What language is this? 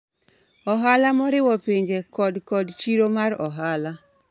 Luo (Kenya and Tanzania)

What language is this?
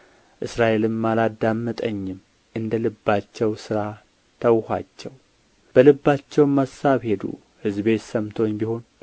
Amharic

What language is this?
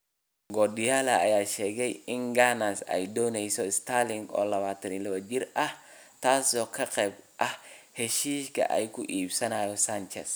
Somali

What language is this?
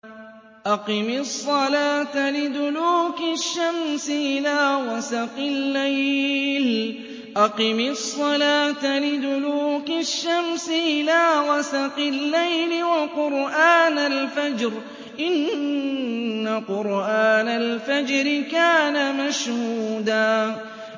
Arabic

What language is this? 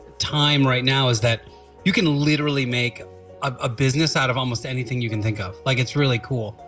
English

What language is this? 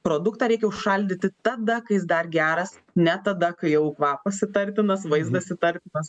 Lithuanian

